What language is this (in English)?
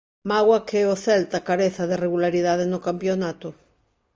Galician